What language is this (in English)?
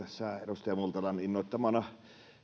Finnish